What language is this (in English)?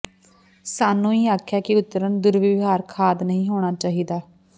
Punjabi